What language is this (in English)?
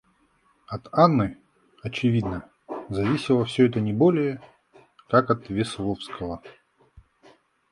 Russian